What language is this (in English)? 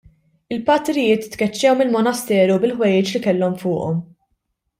Maltese